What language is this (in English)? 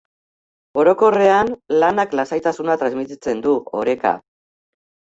Basque